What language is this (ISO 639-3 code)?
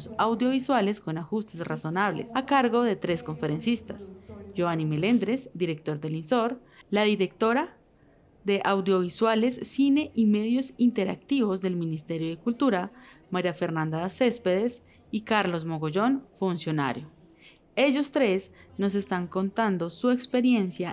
spa